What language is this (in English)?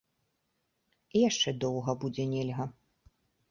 Belarusian